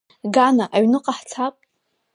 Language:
Abkhazian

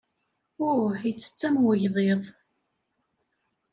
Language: Kabyle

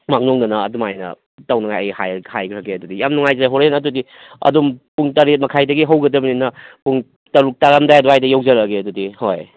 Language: Manipuri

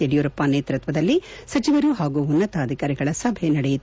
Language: Kannada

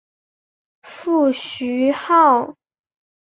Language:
Chinese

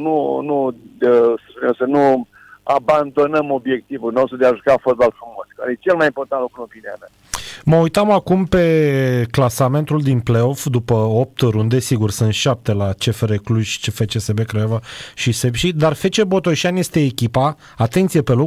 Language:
Romanian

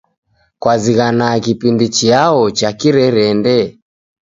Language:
Taita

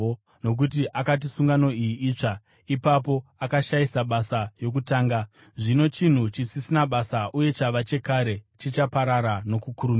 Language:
Shona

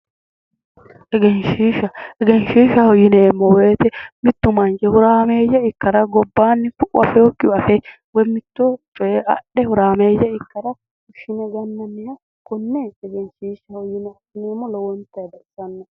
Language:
Sidamo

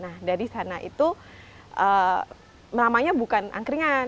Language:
Indonesian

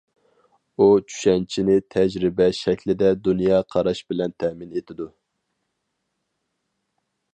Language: Uyghur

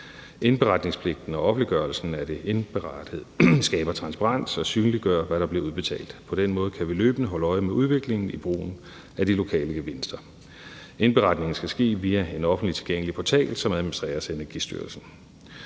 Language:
Danish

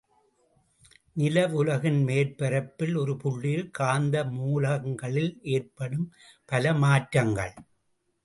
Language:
Tamil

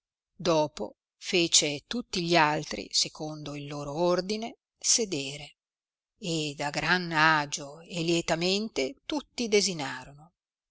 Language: Italian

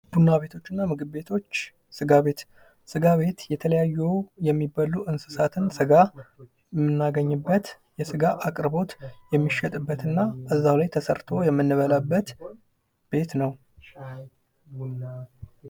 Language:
Amharic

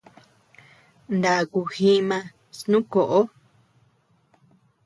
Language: Tepeuxila Cuicatec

